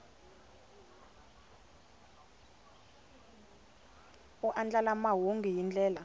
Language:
Tsonga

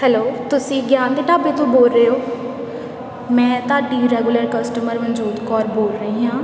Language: Punjabi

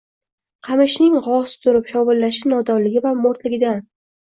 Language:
Uzbek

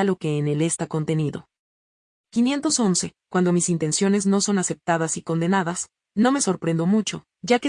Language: Spanish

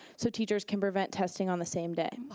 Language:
English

